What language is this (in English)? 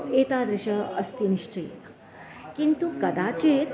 Sanskrit